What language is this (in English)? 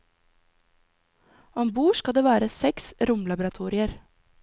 Norwegian